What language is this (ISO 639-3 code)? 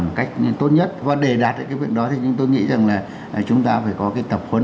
vie